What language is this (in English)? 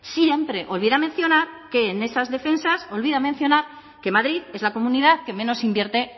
Spanish